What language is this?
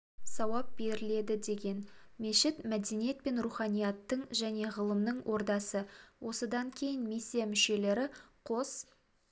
Kazakh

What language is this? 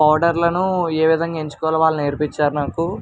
Telugu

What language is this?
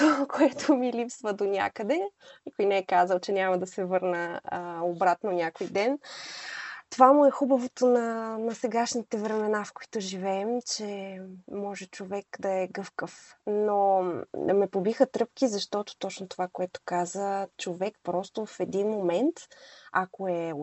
Bulgarian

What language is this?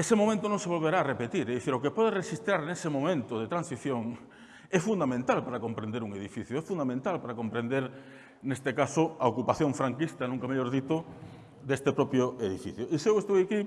Spanish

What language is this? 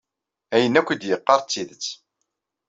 Kabyle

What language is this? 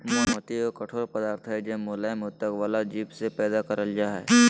Magahi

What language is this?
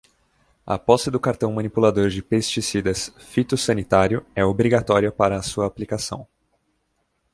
Portuguese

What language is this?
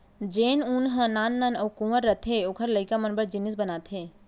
Chhattisgarhi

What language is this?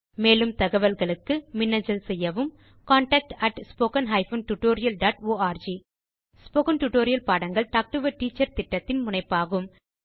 Tamil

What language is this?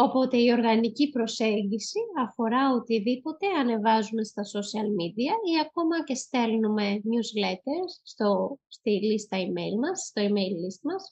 Greek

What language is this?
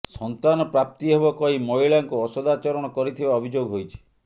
Odia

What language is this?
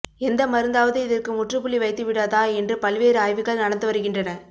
Tamil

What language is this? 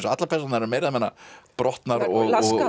Icelandic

